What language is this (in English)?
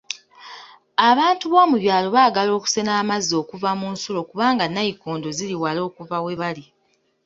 Ganda